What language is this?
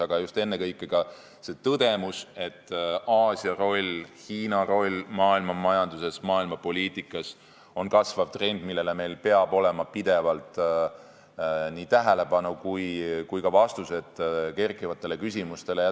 Estonian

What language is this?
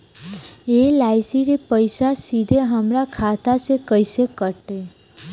Bhojpuri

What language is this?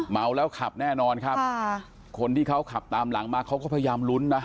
Thai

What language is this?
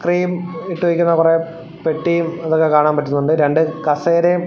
Malayalam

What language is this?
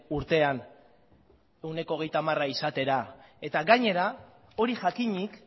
Basque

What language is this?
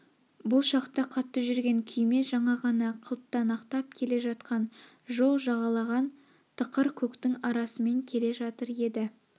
Kazakh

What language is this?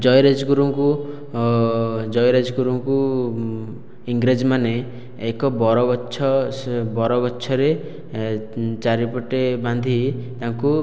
Odia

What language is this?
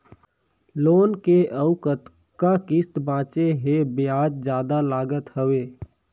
Chhattisgarhi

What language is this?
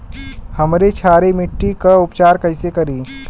Bhojpuri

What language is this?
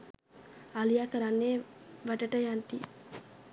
Sinhala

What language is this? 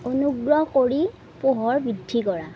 Assamese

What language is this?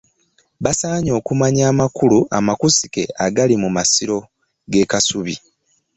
Ganda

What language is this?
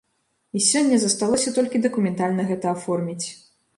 Belarusian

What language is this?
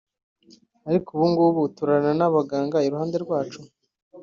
Kinyarwanda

